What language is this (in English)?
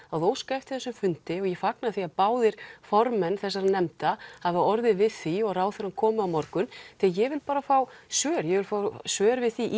Icelandic